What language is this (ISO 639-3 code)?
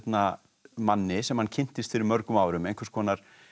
isl